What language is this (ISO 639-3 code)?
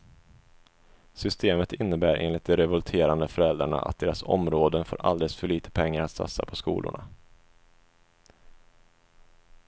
swe